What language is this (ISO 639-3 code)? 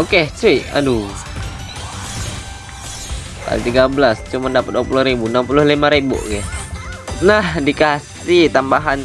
ind